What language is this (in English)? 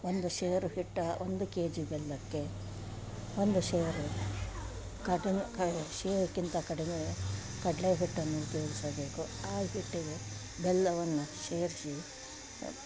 Kannada